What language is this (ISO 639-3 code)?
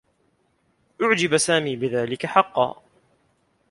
ara